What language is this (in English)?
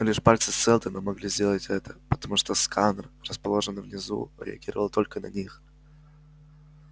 Russian